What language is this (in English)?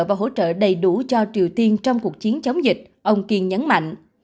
Vietnamese